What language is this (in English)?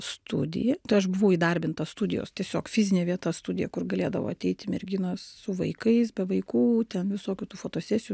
Lithuanian